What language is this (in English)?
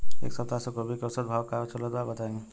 Bhojpuri